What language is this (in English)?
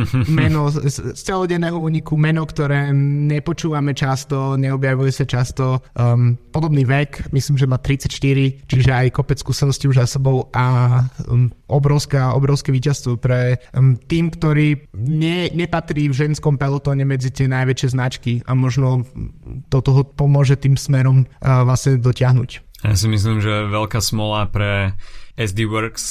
Slovak